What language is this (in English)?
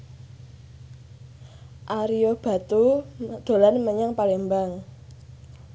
Javanese